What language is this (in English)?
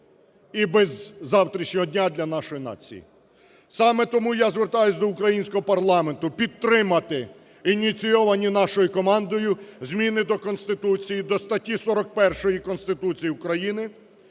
Ukrainian